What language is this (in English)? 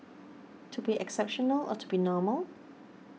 English